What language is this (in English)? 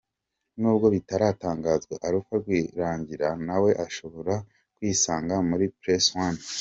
Kinyarwanda